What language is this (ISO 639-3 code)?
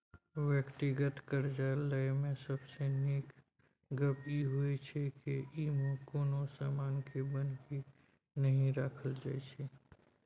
mai